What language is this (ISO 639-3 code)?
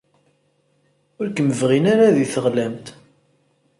kab